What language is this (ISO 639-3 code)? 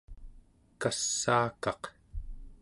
esu